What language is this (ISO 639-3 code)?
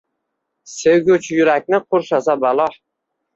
uzb